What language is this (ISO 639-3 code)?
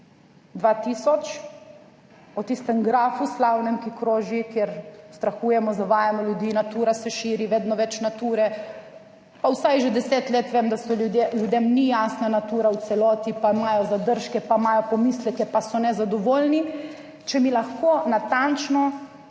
slv